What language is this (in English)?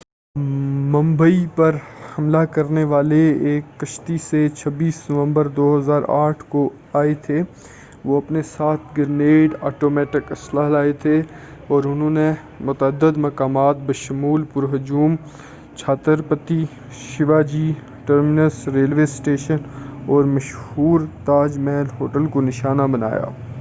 Urdu